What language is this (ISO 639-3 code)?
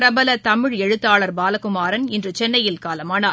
tam